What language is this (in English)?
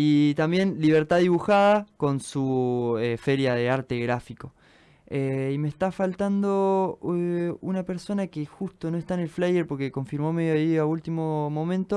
Spanish